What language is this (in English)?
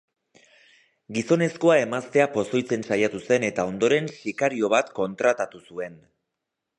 Basque